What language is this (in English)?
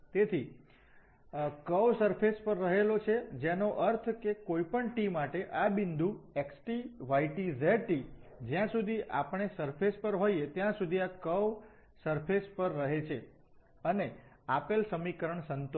Gujarati